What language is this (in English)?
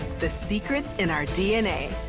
English